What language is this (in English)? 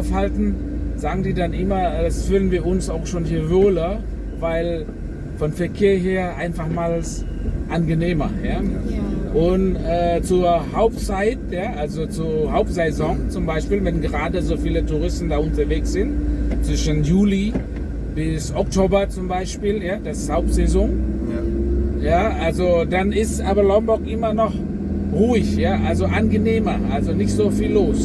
German